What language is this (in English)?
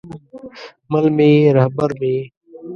Pashto